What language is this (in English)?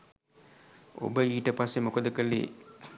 Sinhala